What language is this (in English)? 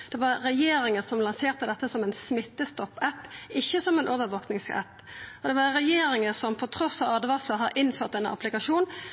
Norwegian Nynorsk